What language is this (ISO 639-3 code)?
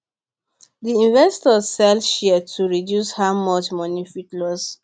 pcm